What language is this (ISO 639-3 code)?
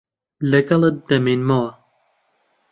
ckb